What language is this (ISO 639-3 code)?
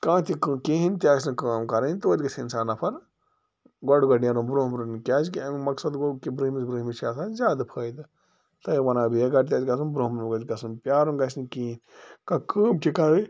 kas